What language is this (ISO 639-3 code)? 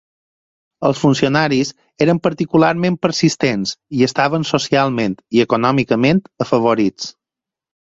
cat